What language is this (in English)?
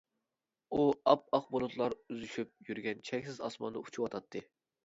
Uyghur